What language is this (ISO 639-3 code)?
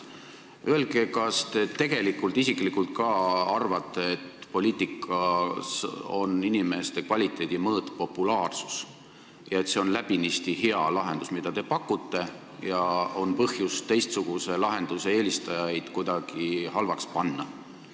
est